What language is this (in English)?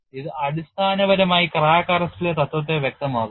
Malayalam